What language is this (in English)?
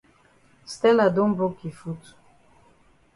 Cameroon Pidgin